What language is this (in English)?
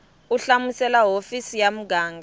Tsonga